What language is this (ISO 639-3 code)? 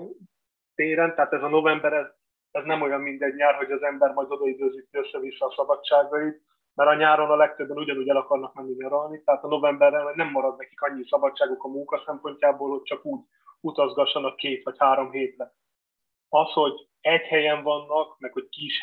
hun